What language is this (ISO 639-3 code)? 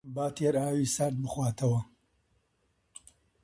ckb